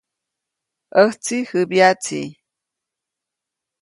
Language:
Copainalá Zoque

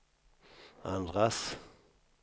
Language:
Swedish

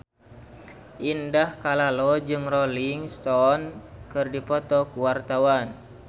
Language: Sundanese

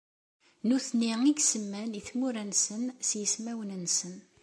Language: Kabyle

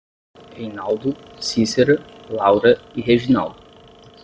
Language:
Portuguese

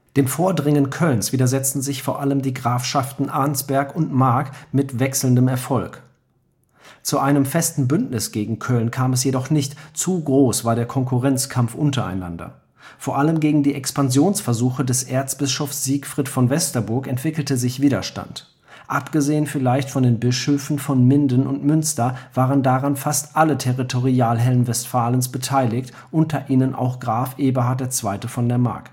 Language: German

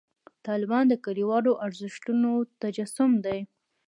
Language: Pashto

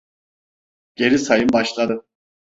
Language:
Turkish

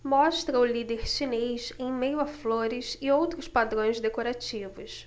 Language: Portuguese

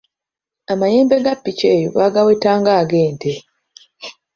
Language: Ganda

